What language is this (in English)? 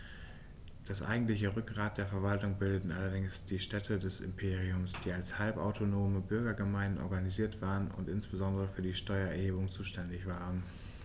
German